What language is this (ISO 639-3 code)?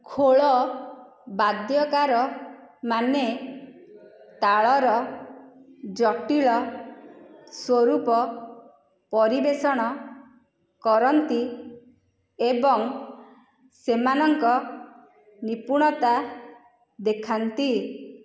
ori